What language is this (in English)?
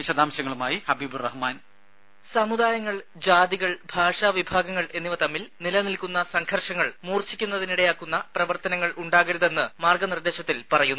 Malayalam